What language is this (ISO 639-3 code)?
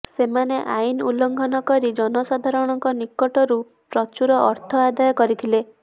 ori